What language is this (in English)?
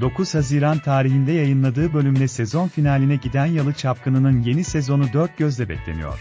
Turkish